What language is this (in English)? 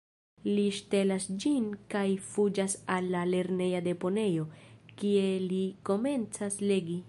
Esperanto